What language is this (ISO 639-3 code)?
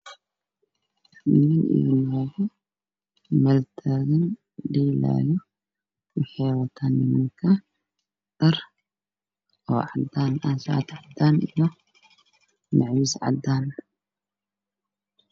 som